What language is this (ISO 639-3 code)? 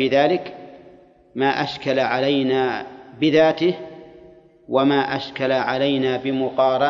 ara